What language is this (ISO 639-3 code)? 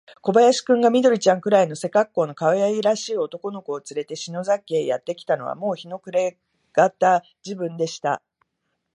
jpn